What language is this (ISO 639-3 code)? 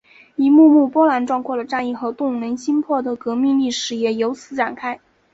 zho